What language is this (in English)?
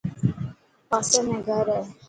Dhatki